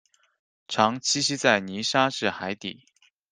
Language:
Chinese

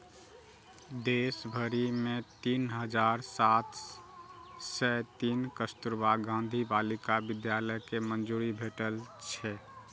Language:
Maithili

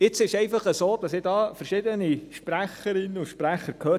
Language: Swiss German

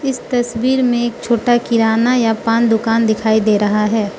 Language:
Hindi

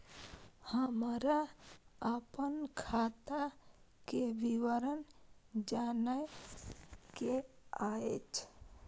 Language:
Maithili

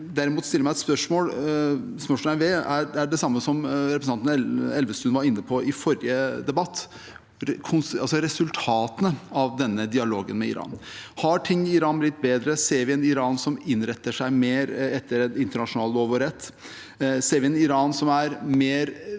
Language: Norwegian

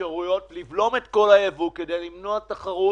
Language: Hebrew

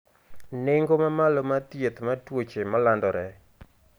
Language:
Luo (Kenya and Tanzania)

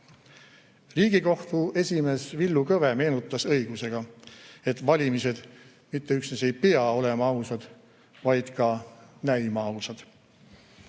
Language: Estonian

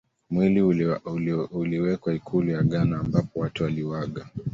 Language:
Swahili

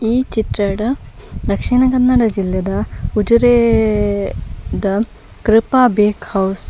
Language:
Tulu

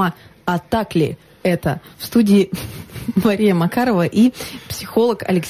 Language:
Russian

